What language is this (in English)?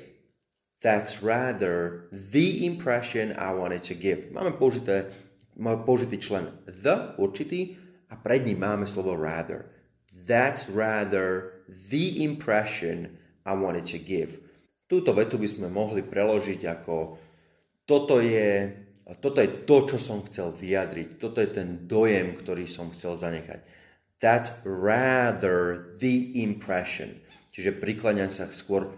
Slovak